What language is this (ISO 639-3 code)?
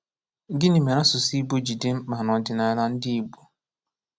ibo